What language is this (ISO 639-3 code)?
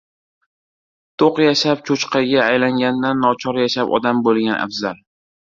uzb